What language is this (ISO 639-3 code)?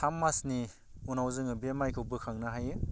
brx